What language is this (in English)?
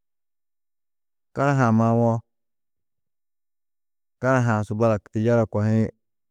Tedaga